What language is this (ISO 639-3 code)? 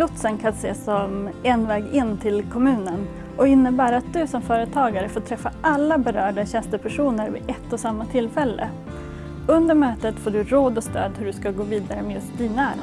swe